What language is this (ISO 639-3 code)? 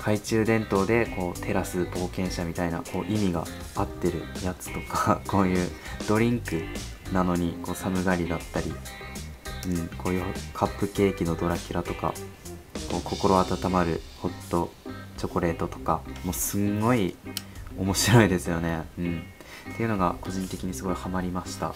jpn